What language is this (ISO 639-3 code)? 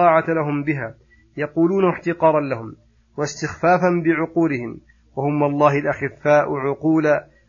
ara